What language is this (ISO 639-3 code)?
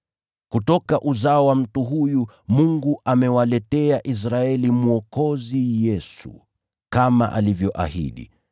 swa